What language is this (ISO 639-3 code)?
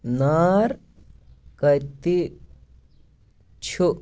kas